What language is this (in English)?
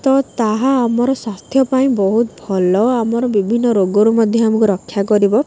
Odia